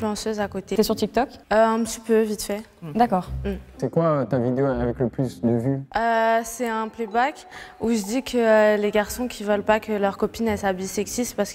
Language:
French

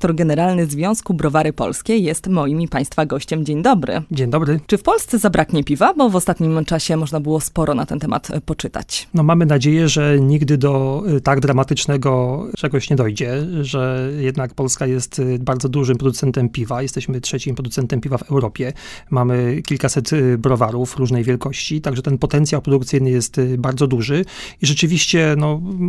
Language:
Polish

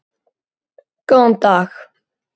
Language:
Icelandic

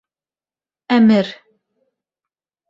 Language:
Bashkir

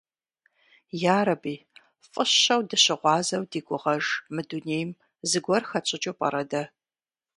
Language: Kabardian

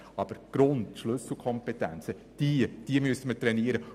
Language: Swiss German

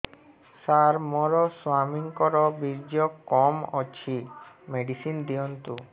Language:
Odia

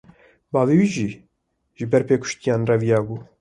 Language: Kurdish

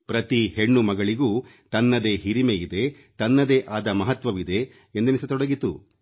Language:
Kannada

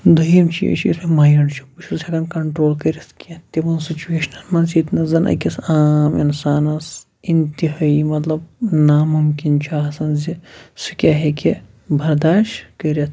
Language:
Kashmiri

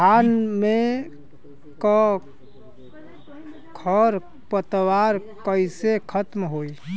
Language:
Bhojpuri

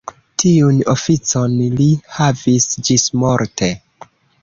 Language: Esperanto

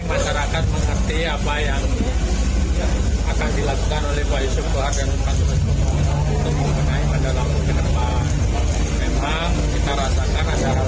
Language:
Indonesian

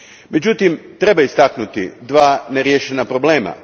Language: Croatian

